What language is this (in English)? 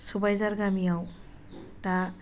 Bodo